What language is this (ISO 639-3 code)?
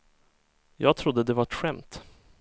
swe